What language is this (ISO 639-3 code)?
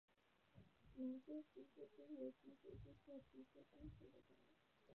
zho